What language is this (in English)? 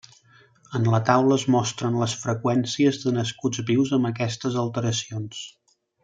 Catalan